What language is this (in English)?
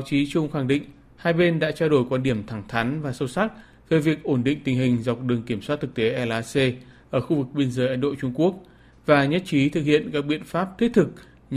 Vietnamese